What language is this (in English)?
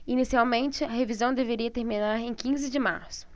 Portuguese